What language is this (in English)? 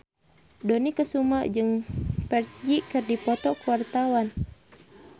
Sundanese